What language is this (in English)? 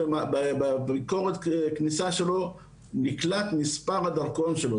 Hebrew